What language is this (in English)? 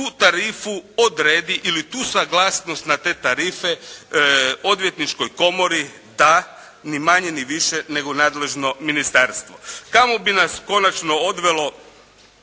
Croatian